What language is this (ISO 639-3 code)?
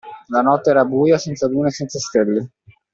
ita